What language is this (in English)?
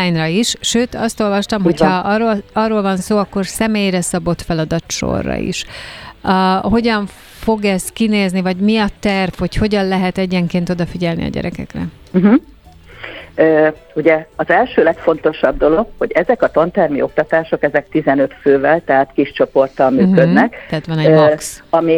Hungarian